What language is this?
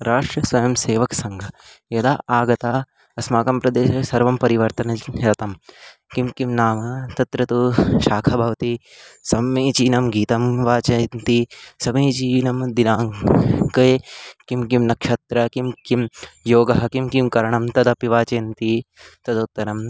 Sanskrit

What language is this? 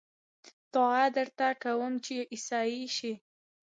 Pashto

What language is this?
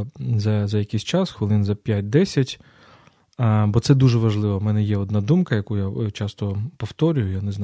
Ukrainian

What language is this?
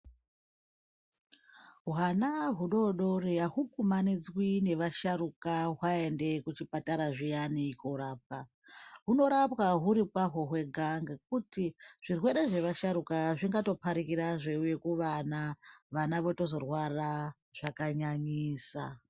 Ndau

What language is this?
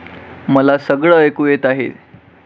Marathi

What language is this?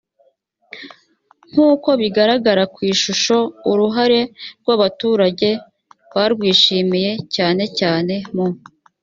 Kinyarwanda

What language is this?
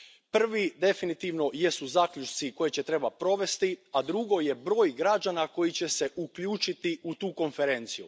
Croatian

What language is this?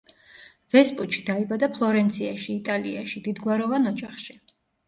Georgian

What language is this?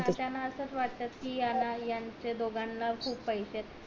Marathi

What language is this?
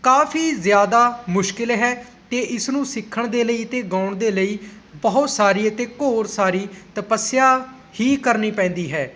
Punjabi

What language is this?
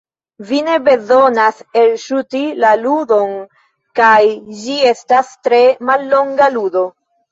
Esperanto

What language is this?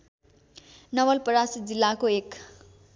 Nepali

